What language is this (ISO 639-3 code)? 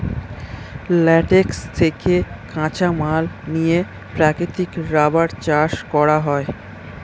ben